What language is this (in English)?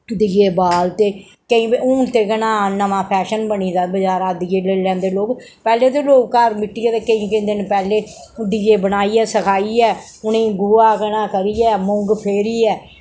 Dogri